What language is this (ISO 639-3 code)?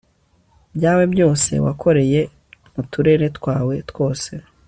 kin